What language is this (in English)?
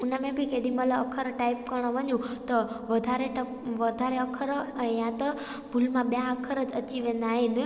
Sindhi